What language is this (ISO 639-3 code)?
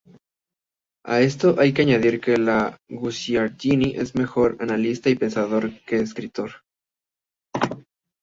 spa